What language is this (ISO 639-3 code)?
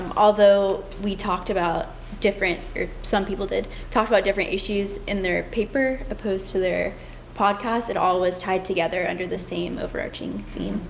eng